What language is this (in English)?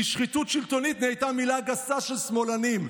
Hebrew